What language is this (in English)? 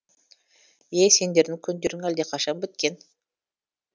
Kazakh